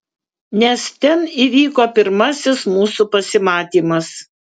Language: Lithuanian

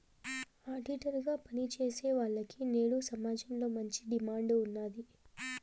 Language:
Telugu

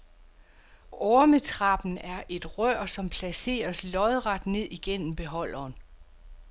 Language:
Danish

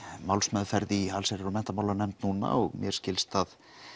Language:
Icelandic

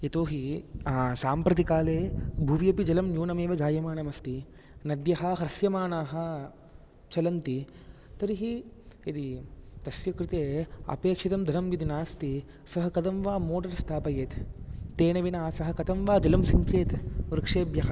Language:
Sanskrit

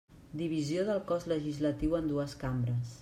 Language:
Catalan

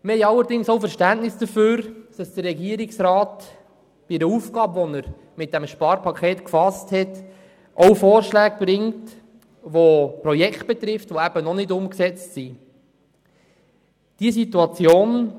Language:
Swiss German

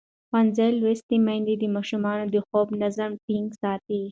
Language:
Pashto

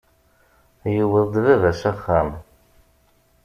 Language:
Kabyle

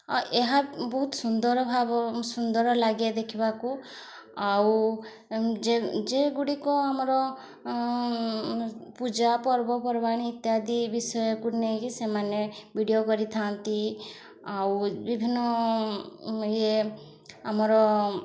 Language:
Odia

